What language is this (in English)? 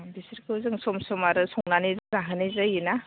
Bodo